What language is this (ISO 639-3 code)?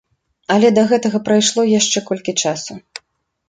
bel